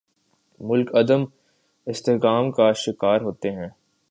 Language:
Urdu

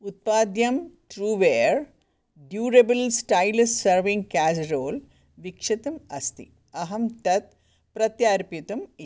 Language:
Sanskrit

